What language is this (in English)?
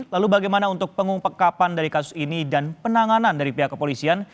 Indonesian